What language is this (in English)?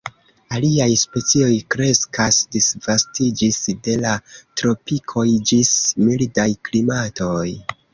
Esperanto